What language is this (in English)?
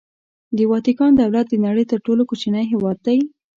Pashto